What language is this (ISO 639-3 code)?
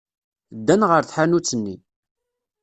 kab